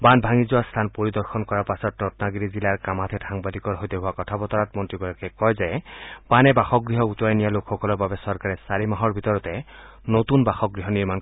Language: Assamese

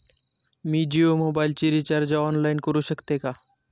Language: Marathi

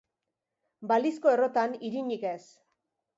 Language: Basque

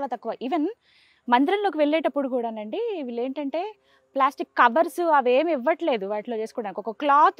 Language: Telugu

